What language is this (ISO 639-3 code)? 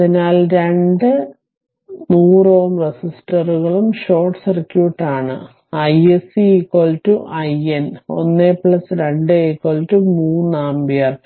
mal